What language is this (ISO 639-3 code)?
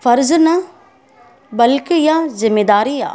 snd